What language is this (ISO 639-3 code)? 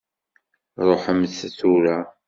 kab